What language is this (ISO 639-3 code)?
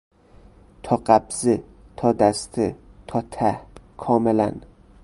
fas